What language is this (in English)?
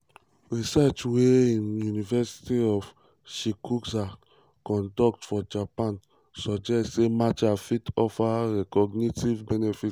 Nigerian Pidgin